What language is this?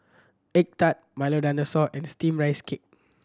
English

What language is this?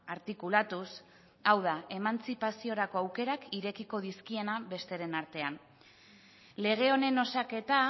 Basque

